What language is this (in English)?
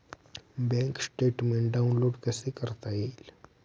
Marathi